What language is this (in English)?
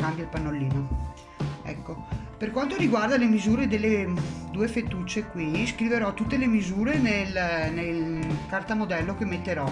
Italian